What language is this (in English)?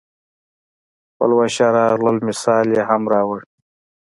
Pashto